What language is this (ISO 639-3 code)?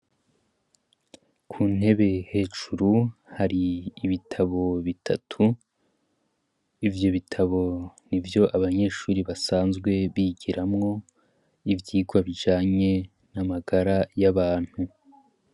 run